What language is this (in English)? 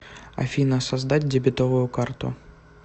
Russian